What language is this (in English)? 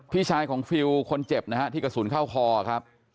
Thai